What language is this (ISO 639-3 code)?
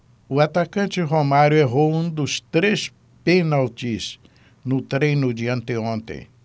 por